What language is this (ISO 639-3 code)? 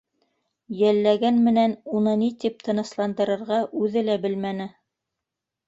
bak